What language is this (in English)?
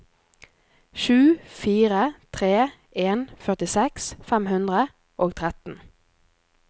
Norwegian